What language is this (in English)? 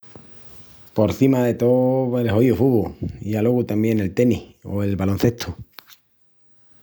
Extremaduran